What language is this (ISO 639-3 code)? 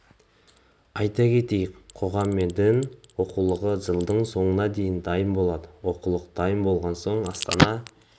kaz